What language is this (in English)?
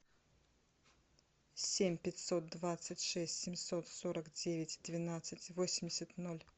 Russian